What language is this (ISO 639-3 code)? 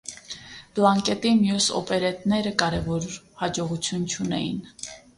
hye